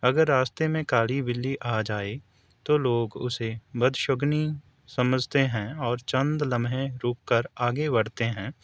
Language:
Urdu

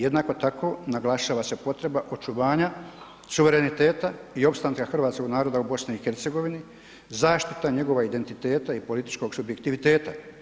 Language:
Croatian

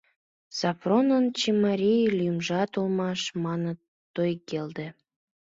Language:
Mari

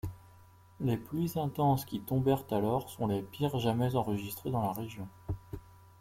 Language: French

